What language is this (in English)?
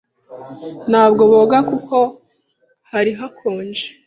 Kinyarwanda